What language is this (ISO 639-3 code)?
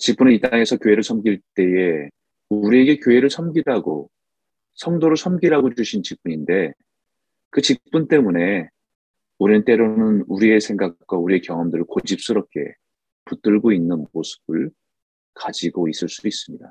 kor